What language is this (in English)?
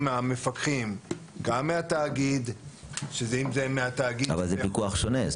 Hebrew